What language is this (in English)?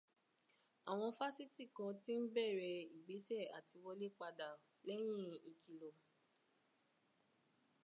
Yoruba